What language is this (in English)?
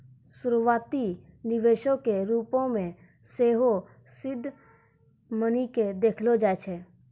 Maithili